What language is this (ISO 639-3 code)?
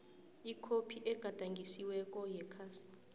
nbl